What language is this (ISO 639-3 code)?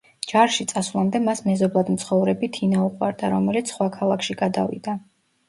kat